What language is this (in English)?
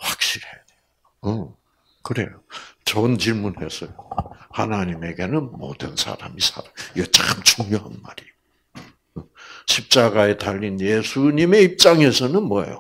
Korean